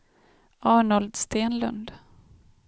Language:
Swedish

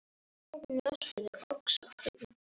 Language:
Icelandic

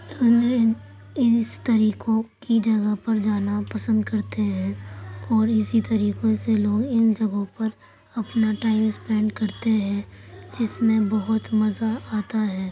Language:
Urdu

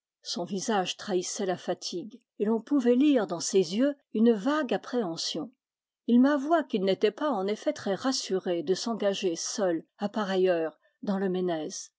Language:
French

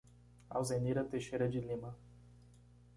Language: Portuguese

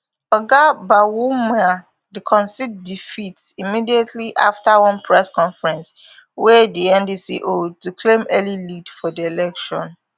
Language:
Nigerian Pidgin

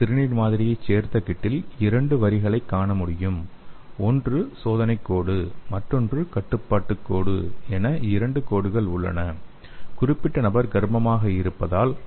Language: Tamil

